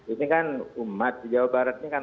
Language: Indonesian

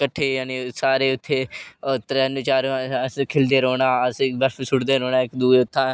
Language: Dogri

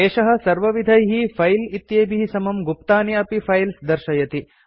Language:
Sanskrit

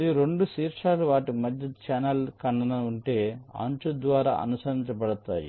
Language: Telugu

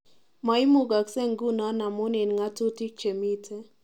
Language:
Kalenjin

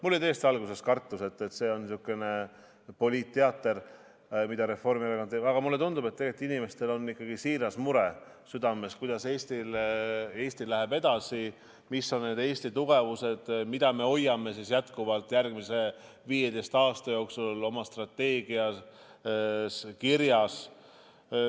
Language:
Estonian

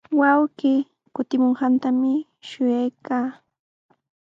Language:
Sihuas Ancash Quechua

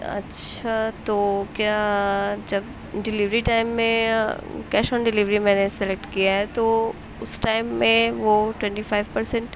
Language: Urdu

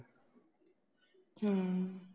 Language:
Punjabi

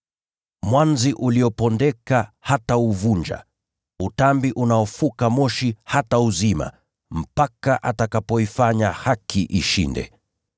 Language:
Swahili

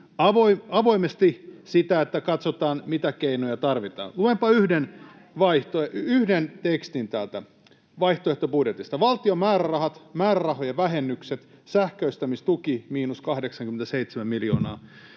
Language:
Finnish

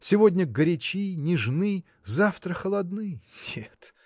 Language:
Russian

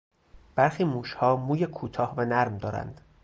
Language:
Persian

